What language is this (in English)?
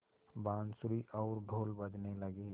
Hindi